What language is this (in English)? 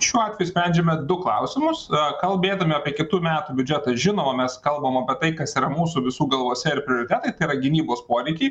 Lithuanian